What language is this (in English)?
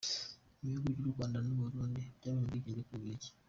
Kinyarwanda